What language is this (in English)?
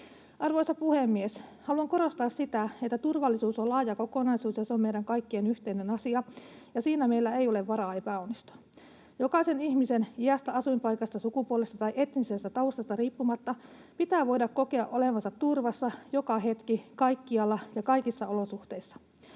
Finnish